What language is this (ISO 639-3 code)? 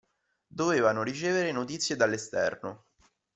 ita